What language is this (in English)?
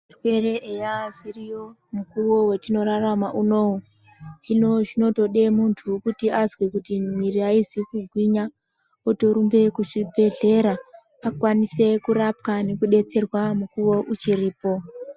Ndau